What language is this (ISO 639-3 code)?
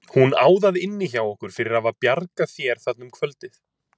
isl